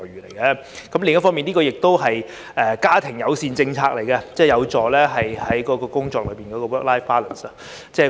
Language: Cantonese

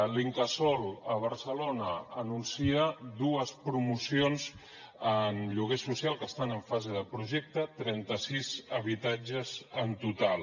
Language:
Catalan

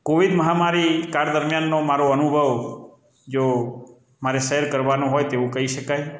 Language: Gujarati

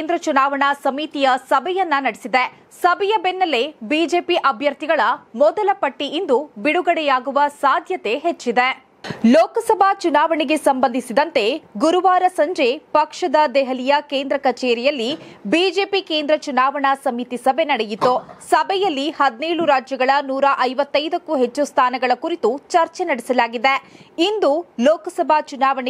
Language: Kannada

